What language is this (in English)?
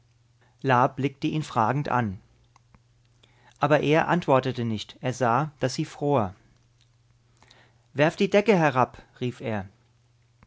German